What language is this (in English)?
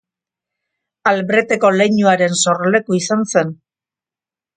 Basque